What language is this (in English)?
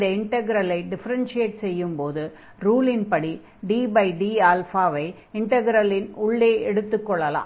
Tamil